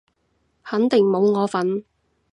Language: Cantonese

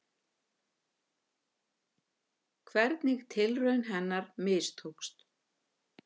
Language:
Icelandic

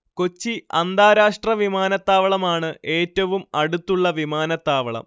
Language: Malayalam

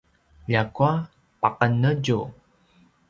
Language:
Paiwan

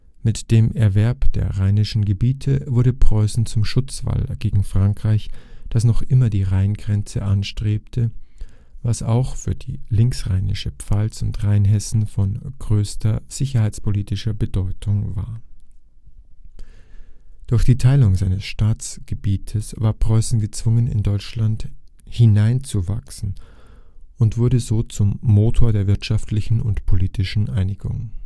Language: German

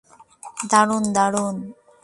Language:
Bangla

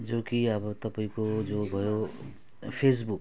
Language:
Nepali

